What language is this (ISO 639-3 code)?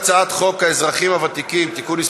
heb